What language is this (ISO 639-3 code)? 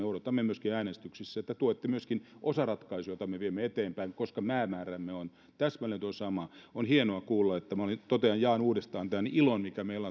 fin